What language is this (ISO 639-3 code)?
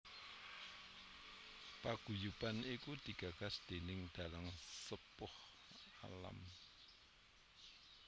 jav